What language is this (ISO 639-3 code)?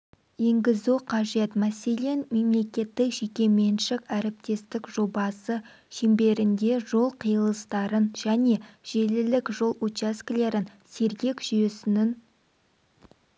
kaz